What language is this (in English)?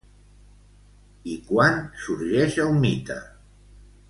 Catalan